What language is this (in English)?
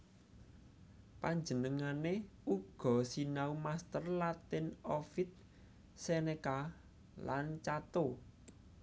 Javanese